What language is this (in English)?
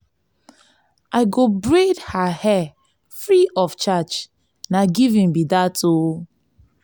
Nigerian Pidgin